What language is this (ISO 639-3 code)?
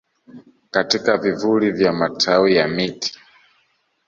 swa